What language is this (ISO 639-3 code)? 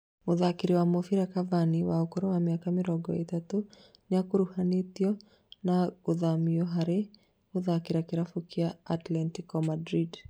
kik